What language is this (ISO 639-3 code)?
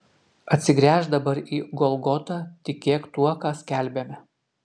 lit